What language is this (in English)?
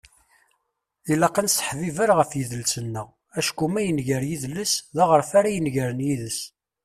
Kabyle